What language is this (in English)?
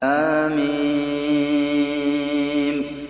Arabic